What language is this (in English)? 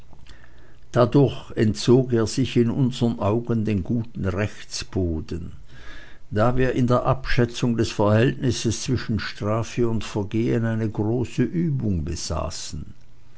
German